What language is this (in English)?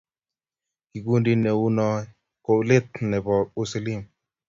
Kalenjin